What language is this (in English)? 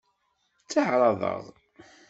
Kabyle